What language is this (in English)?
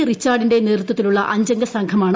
Malayalam